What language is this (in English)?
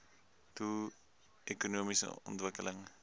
Afrikaans